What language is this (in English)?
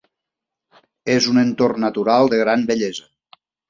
Catalan